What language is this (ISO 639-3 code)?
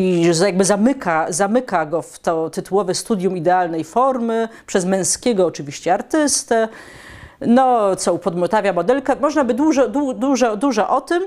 pol